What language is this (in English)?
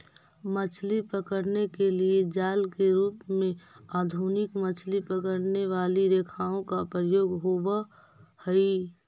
Magahi